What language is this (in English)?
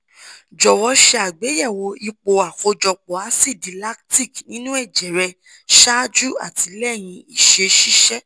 Yoruba